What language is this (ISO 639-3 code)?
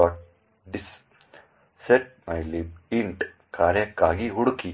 kan